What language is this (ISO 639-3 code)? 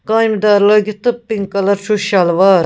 kas